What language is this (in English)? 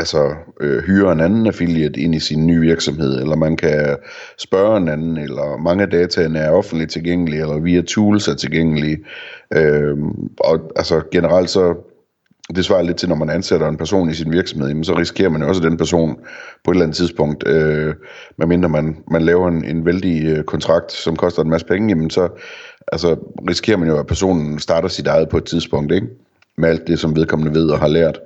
Danish